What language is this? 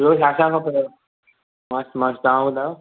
Sindhi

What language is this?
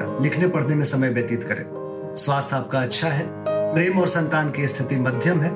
Hindi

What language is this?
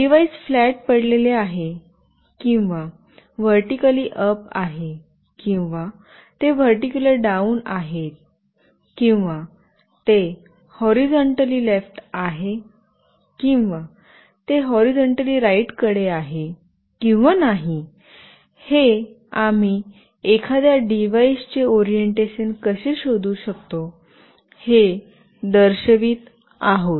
Marathi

